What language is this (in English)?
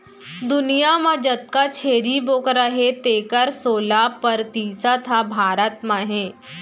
Chhattisgarhi